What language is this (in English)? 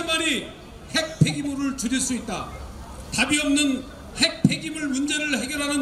Korean